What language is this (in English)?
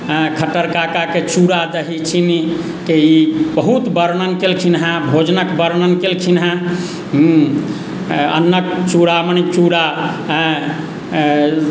Maithili